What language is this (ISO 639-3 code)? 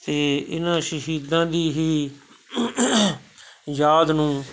pan